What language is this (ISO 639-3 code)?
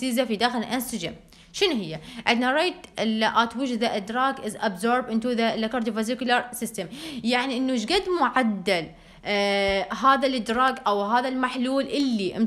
ara